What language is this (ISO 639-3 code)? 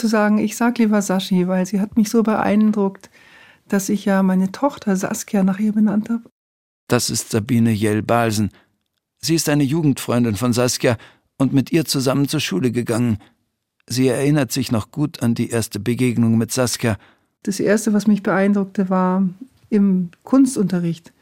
deu